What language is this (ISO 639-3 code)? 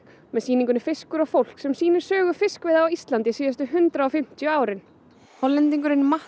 isl